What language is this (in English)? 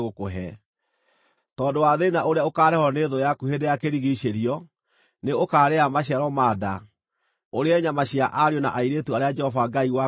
Kikuyu